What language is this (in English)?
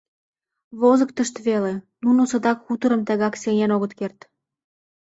Mari